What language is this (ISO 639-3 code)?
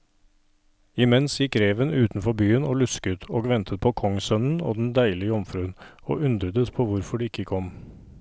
nor